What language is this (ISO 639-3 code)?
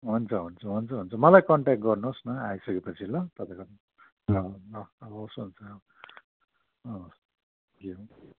nep